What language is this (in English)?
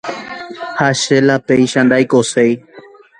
Guarani